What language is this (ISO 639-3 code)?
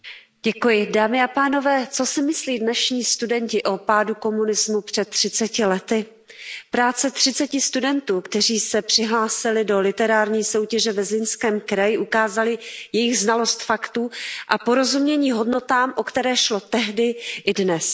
ces